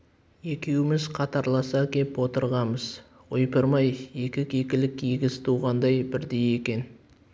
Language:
Kazakh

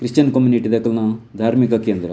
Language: Tulu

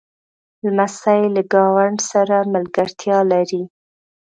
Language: Pashto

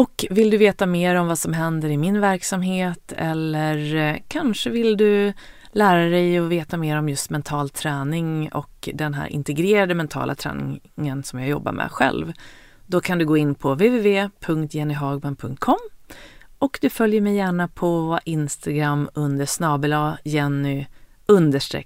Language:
Swedish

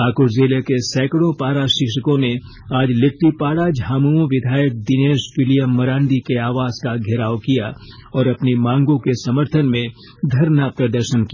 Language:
Hindi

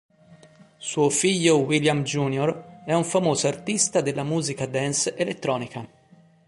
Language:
Italian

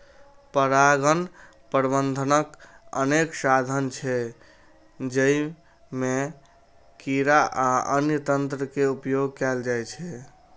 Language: Maithili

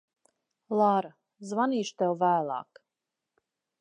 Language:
Latvian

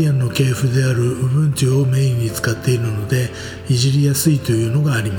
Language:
Japanese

